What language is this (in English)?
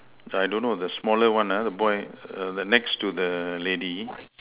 English